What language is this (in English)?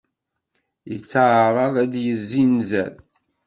Kabyle